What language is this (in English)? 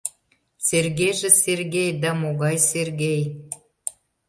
Mari